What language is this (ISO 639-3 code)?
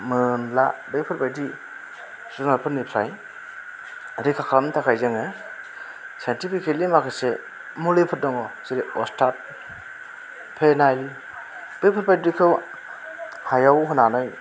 brx